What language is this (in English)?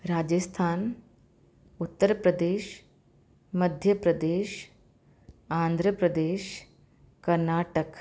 Sindhi